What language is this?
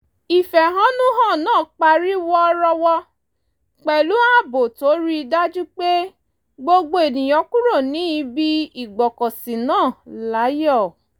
Yoruba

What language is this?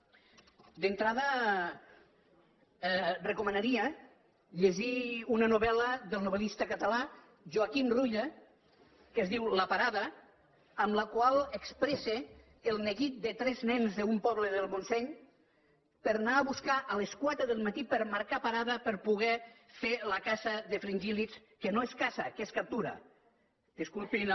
Catalan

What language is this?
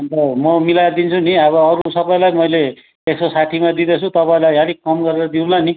Nepali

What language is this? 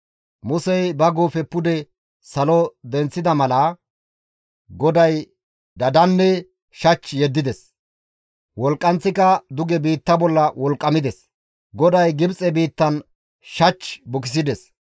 Gamo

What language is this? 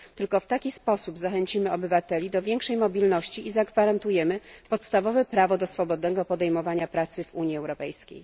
Polish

